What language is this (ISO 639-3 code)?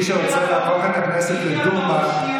heb